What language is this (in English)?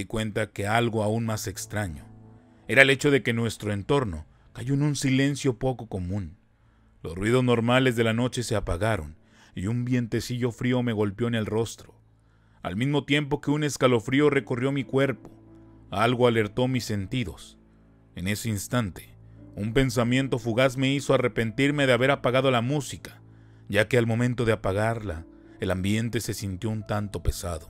Spanish